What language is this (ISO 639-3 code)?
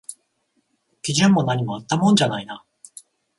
jpn